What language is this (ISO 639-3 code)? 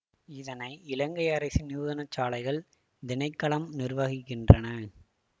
tam